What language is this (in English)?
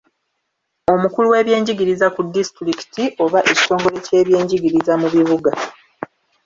Ganda